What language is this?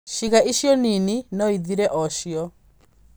Kikuyu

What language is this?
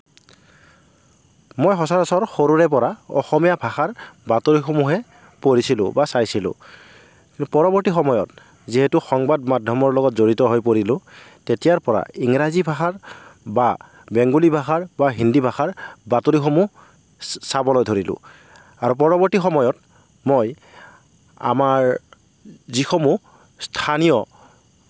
Assamese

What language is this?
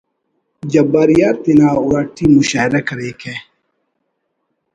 Brahui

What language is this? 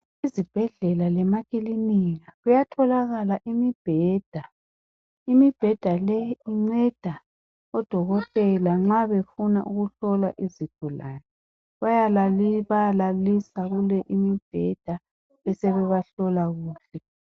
North Ndebele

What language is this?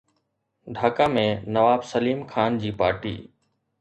Sindhi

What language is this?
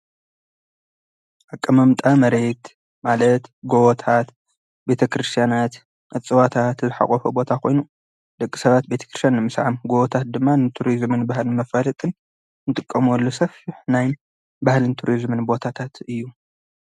Tigrinya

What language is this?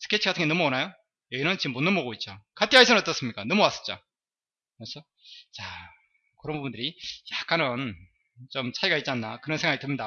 Korean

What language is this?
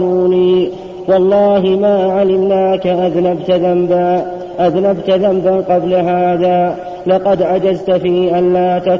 Arabic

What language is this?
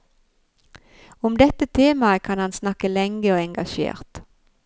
Norwegian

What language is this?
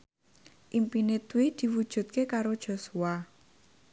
Javanese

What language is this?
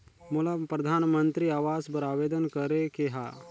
Chhattisgarhi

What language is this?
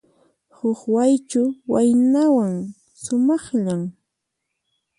Puno Quechua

